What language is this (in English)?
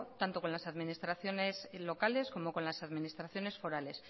Spanish